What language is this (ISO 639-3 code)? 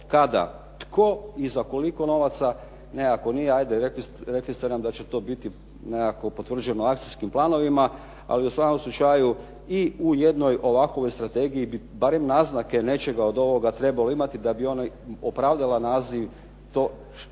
hrv